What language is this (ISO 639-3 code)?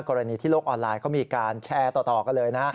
tha